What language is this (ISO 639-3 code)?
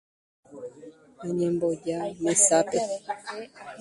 grn